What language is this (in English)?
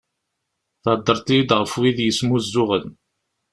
Kabyle